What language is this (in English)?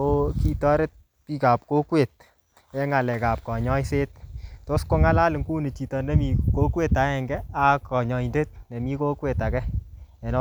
Kalenjin